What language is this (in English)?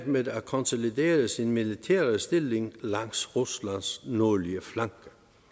Danish